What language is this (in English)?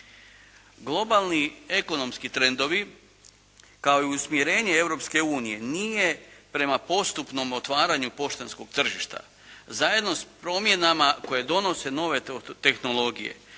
Croatian